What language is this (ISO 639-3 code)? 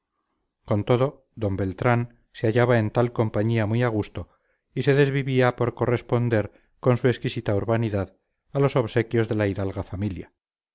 spa